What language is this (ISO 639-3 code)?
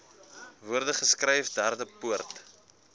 afr